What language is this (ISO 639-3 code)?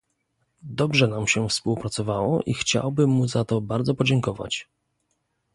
pol